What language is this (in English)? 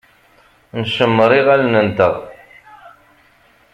Kabyle